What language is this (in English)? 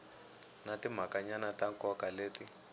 Tsonga